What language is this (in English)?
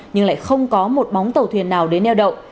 Vietnamese